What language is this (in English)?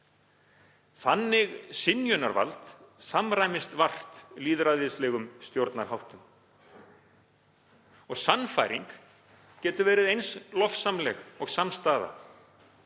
Icelandic